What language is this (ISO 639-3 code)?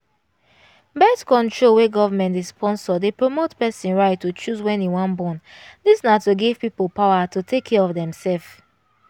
pcm